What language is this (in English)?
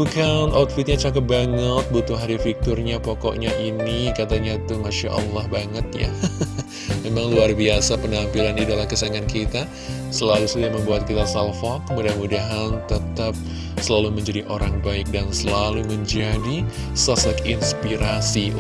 Indonesian